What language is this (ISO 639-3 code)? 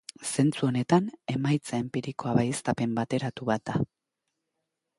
eus